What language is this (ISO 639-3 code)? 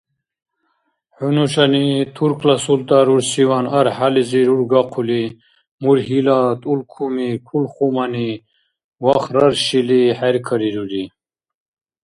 dar